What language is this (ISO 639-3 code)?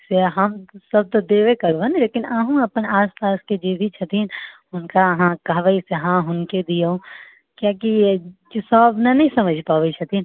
mai